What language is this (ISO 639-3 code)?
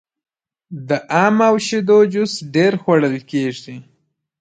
pus